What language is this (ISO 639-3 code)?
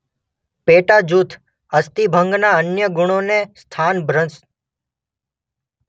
guj